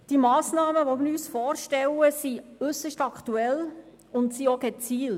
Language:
Swiss German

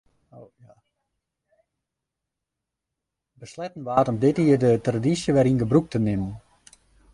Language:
Western Frisian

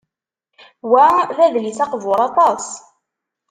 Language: Kabyle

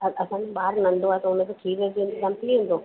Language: Sindhi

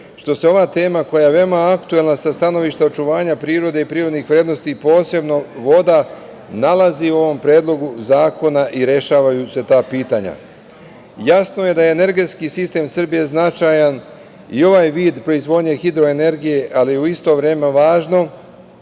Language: Serbian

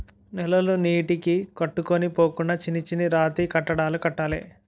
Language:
Telugu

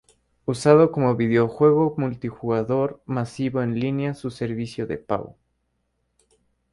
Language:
Spanish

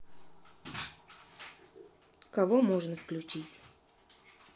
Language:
Russian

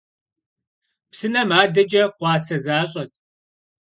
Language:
Kabardian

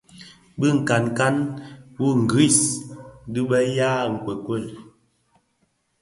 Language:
Bafia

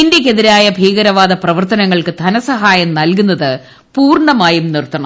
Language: Malayalam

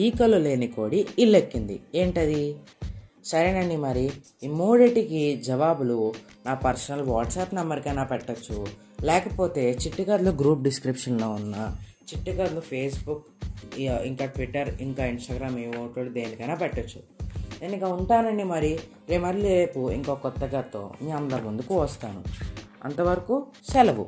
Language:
Telugu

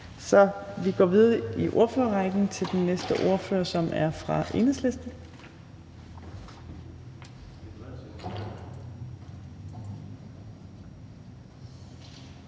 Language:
Danish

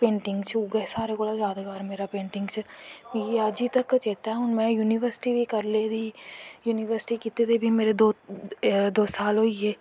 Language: Dogri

